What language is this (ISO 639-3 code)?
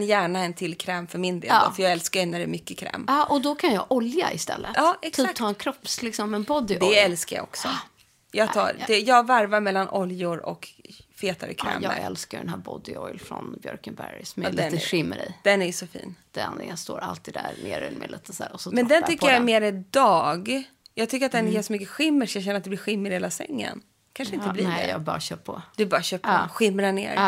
swe